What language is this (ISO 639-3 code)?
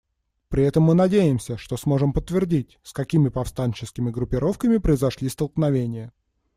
rus